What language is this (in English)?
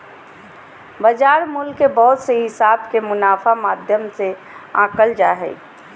Magahi